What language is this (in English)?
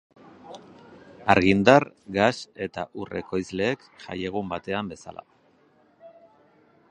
Basque